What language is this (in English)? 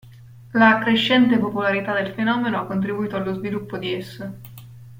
Italian